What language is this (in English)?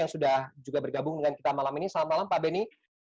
Indonesian